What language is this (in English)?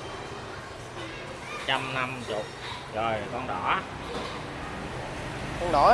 Vietnamese